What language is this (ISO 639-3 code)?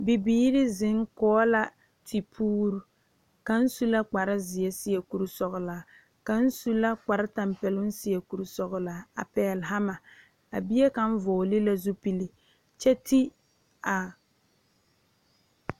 dga